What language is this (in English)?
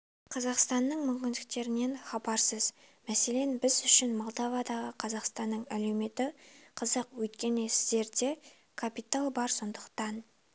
Kazakh